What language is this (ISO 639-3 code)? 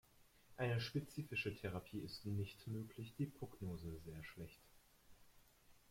deu